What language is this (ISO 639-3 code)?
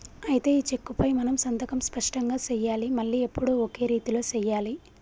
tel